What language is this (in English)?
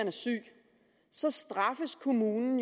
Danish